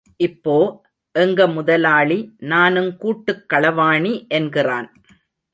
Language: Tamil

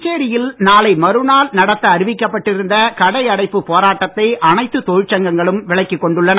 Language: Tamil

